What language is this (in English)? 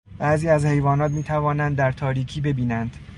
Persian